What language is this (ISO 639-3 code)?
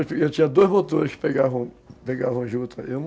por